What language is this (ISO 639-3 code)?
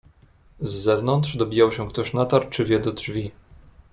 pol